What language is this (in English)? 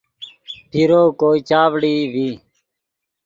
Yidgha